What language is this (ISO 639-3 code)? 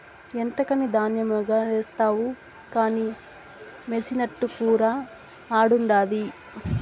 tel